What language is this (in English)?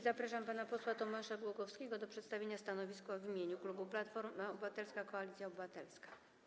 Polish